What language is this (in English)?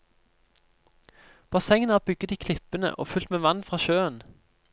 Norwegian